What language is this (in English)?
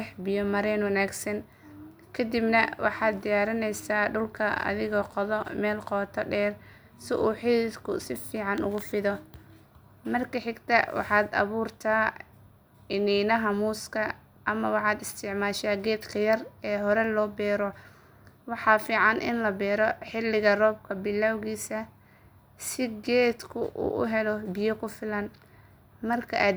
Somali